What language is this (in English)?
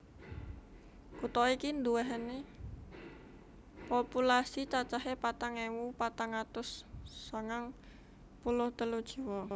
Javanese